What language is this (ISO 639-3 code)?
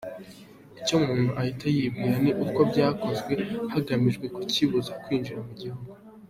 kin